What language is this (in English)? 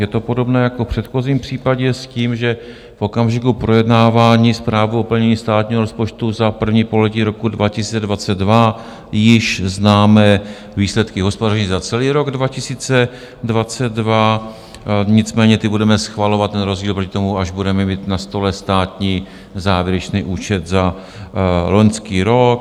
Czech